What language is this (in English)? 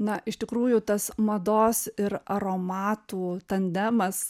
Lithuanian